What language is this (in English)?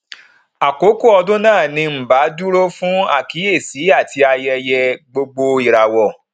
Yoruba